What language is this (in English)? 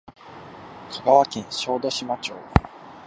Japanese